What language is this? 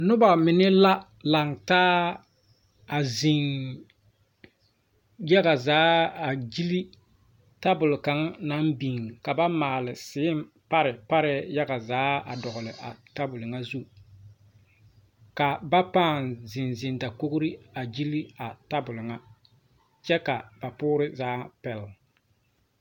Southern Dagaare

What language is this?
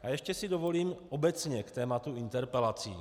Czech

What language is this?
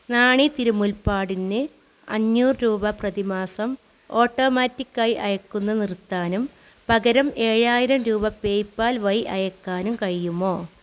Malayalam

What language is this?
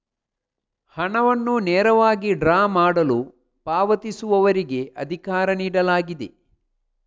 Kannada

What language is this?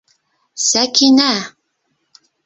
Bashkir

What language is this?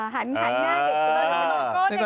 Thai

